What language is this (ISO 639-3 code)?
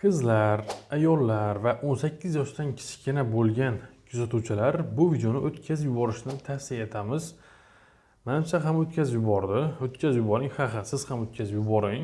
tur